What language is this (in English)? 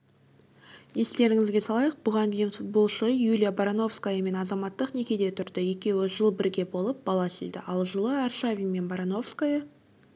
Kazakh